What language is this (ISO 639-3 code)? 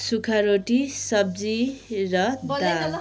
nep